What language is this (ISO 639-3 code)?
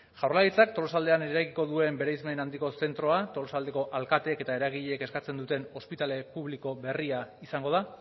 eus